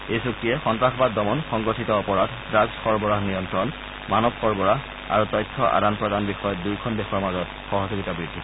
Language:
Assamese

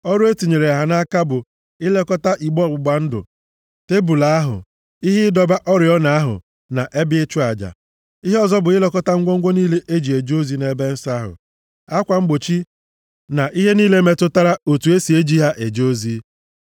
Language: Igbo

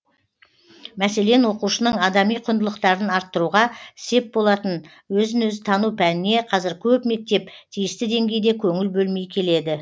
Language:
Kazakh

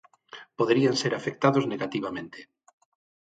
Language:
Galician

